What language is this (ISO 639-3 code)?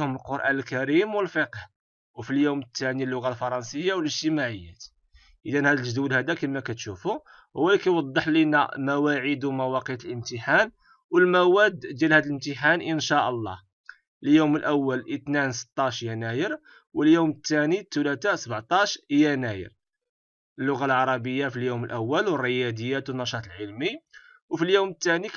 ara